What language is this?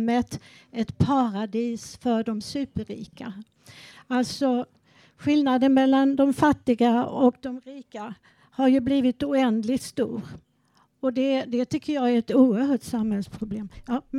Swedish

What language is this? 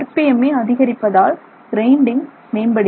Tamil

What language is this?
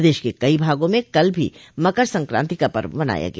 Hindi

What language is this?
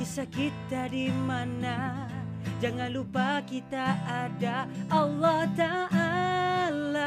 Malay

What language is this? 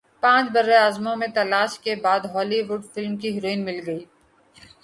Urdu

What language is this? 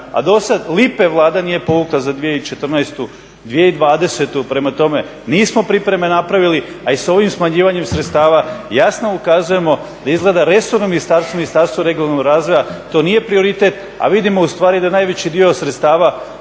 Croatian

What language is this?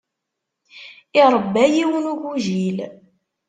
Kabyle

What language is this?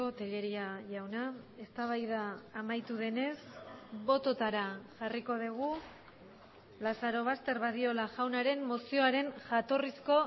Basque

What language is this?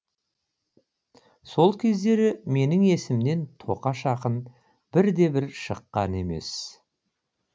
Kazakh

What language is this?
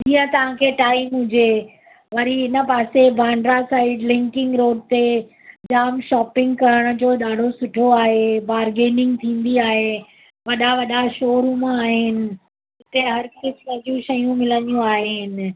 Sindhi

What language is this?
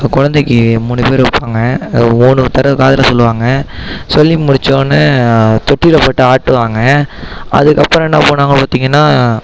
Tamil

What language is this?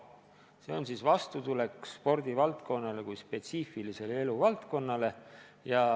Estonian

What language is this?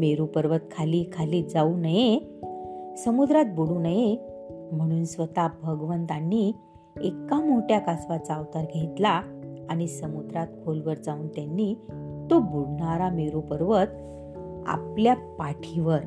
Marathi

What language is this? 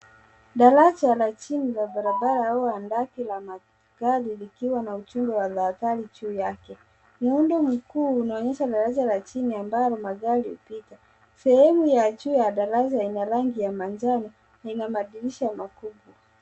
Swahili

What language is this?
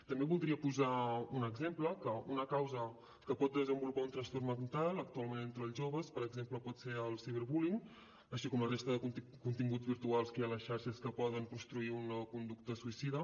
Catalan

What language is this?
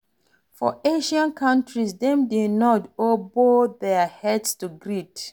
Nigerian Pidgin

